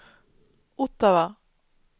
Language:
Swedish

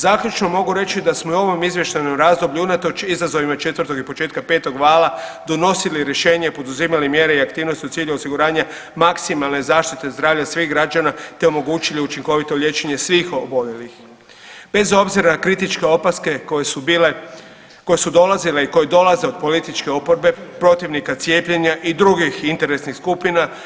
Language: Croatian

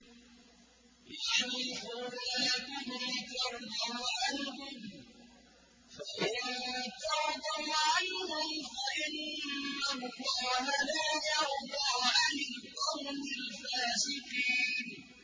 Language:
Arabic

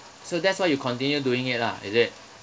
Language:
English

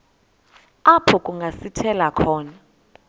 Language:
Xhosa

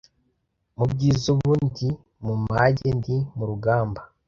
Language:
Kinyarwanda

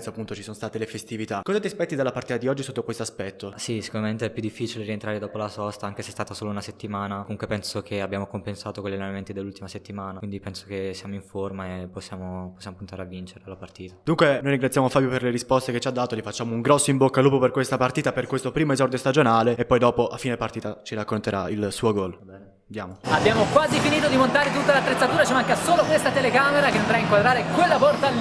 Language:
Italian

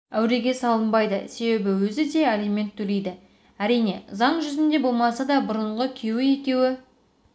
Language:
Kazakh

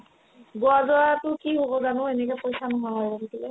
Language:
Assamese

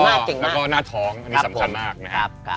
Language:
Thai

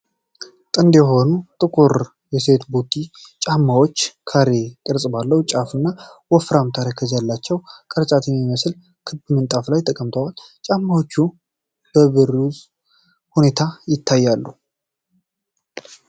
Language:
Amharic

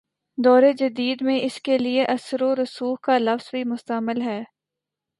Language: Urdu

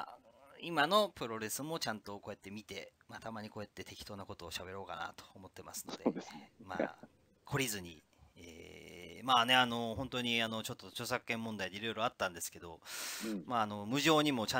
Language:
Japanese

